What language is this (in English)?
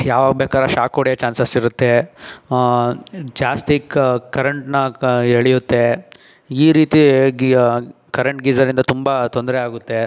Kannada